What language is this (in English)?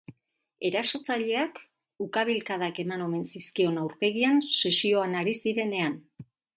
Basque